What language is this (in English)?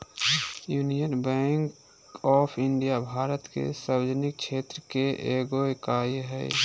Magahi